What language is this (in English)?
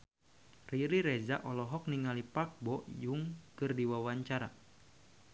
Sundanese